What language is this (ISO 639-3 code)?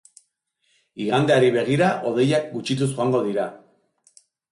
eus